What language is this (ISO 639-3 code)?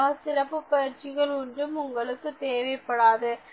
tam